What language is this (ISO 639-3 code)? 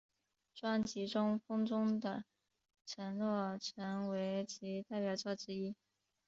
zho